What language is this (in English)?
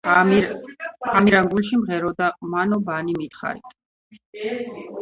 Georgian